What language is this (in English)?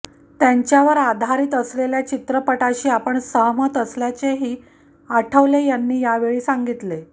Marathi